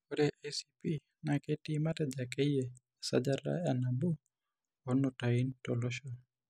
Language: Masai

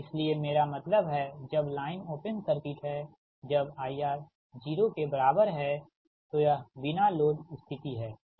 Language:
Hindi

